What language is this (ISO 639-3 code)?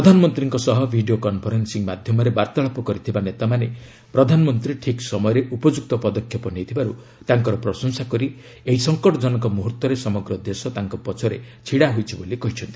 ori